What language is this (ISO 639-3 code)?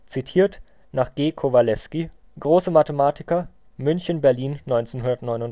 deu